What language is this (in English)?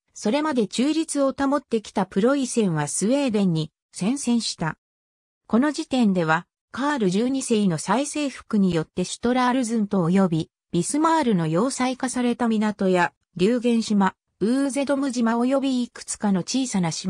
Japanese